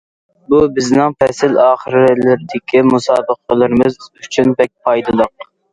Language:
Uyghur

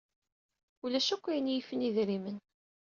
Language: Kabyle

